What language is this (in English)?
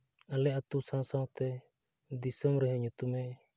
Santali